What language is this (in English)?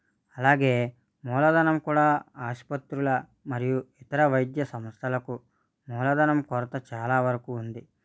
Telugu